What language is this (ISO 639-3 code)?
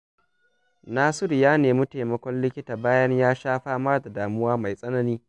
hau